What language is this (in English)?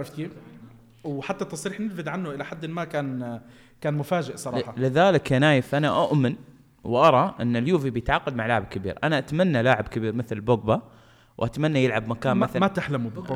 Arabic